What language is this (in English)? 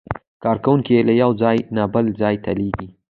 Pashto